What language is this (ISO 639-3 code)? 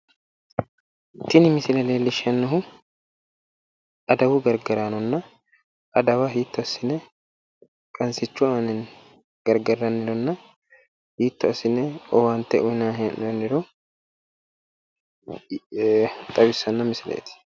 sid